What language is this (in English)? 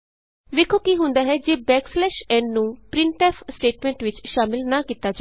Punjabi